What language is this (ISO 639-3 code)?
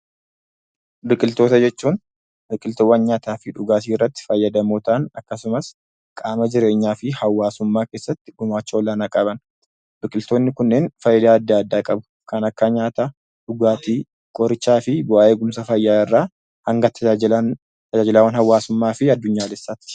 orm